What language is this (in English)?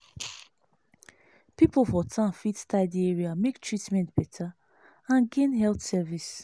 Nigerian Pidgin